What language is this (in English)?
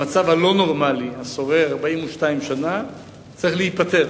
Hebrew